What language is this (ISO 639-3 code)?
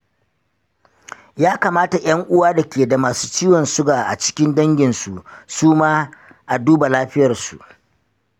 hau